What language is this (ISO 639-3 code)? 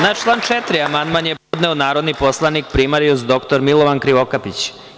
srp